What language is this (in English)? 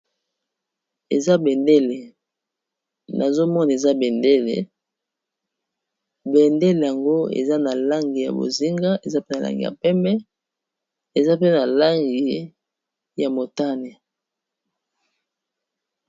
Lingala